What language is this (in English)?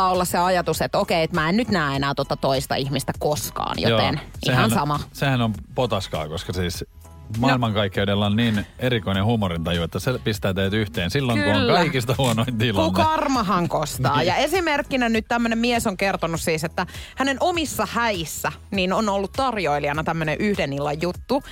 Finnish